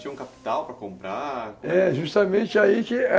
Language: Portuguese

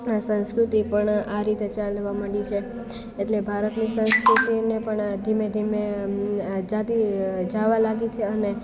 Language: Gujarati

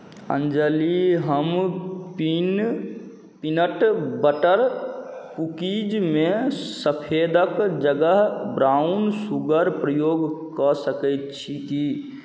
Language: Maithili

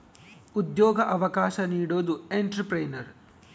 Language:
Kannada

